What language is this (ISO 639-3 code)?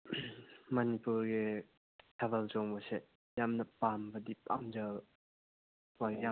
mni